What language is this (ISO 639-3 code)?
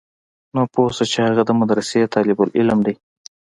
pus